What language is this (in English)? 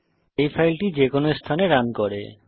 Bangla